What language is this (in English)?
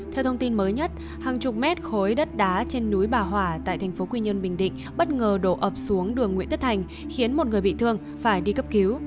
Vietnamese